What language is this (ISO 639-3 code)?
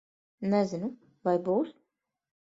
lav